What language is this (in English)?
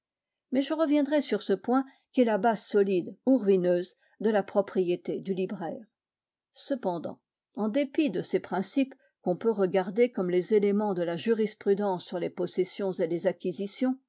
French